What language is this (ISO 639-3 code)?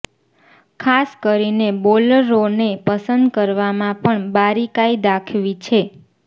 guj